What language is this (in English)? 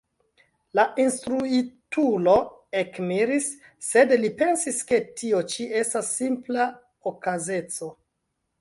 Esperanto